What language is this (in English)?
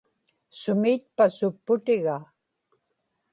Inupiaq